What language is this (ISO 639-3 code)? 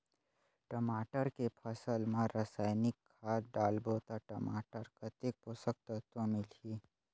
hne